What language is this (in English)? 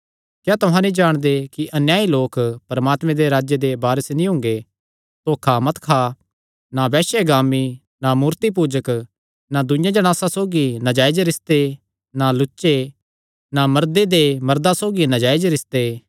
Kangri